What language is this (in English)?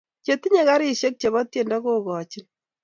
Kalenjin